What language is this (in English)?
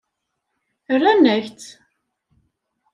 Kabyle